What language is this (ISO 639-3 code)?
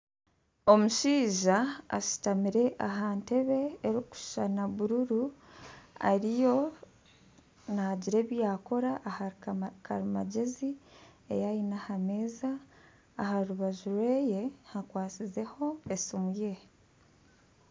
nyn